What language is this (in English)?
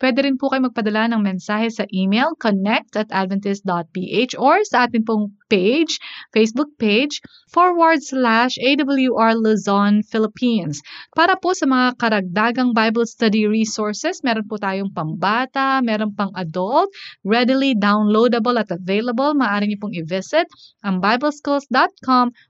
Filipino